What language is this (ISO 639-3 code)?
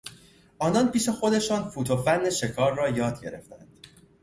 fas